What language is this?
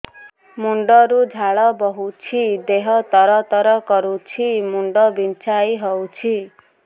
Odia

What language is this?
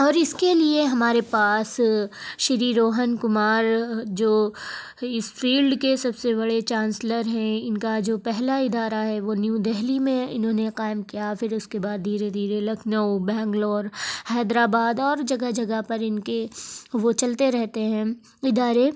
Urdu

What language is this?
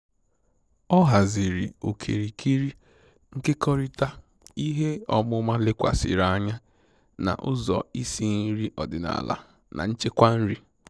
Igbo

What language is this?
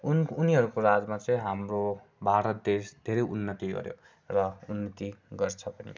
Nepali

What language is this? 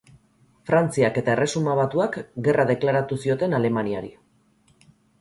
Basque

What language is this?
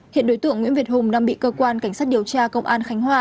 Vietnamese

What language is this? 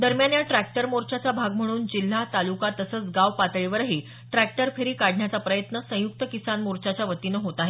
Marathi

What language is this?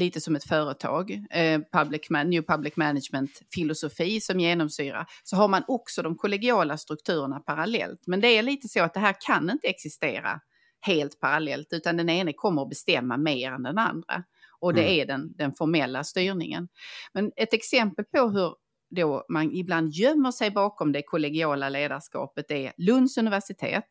Swedish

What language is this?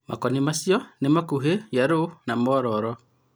Kikuyu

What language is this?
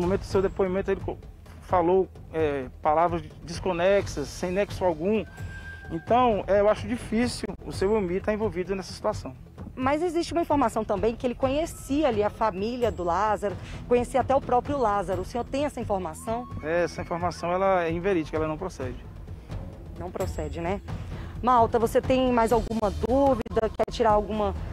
Portuguese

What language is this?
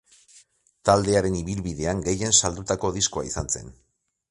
Basque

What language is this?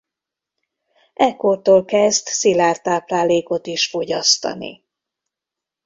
Hungarian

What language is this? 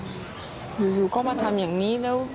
Thai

